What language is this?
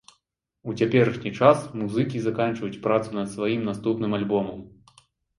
Belarusian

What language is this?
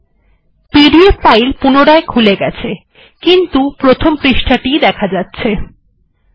Bangla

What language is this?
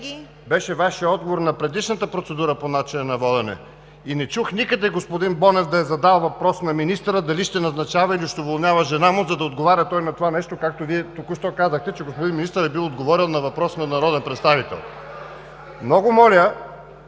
Bulgarian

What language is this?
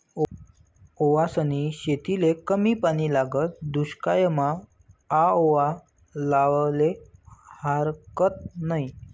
Marathi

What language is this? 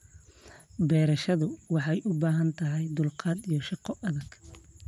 Somali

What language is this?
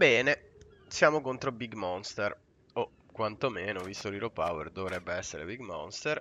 Italian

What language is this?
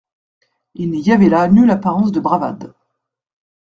French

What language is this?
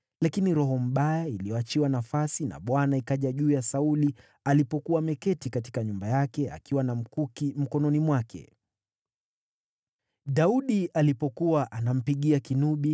Swahili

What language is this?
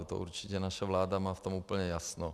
Czech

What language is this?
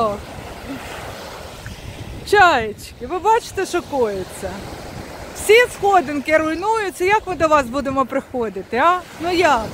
Ukrainian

